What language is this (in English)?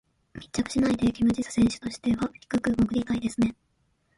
Japanese